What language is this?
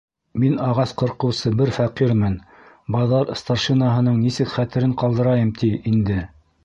Bashkir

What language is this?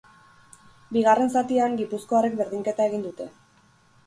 Basque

